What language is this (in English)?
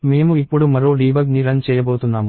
Telugu